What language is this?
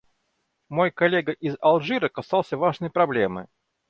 Russian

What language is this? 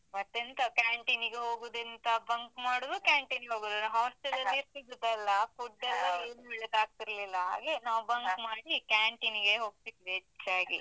Kannada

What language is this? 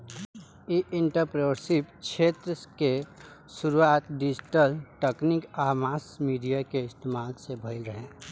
Bhojpuri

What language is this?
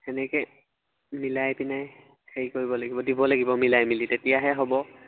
Assamese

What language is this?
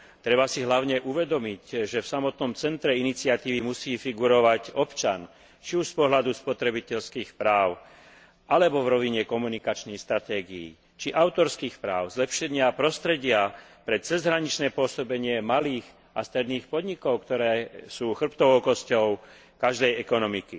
Slovak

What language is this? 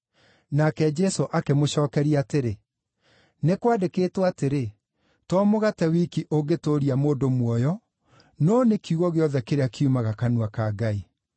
Kikuyu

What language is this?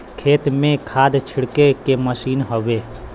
Bhojpuri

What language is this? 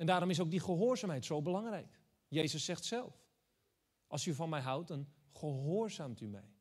Dutch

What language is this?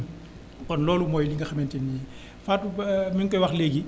Wolof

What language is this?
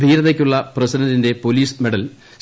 Malayalam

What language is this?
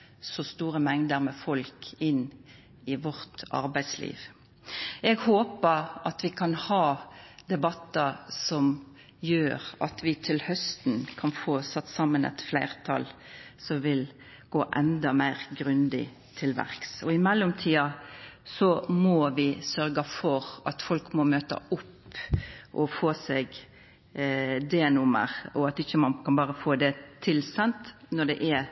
Norwegian Nynorsk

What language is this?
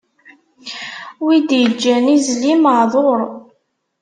Kabyle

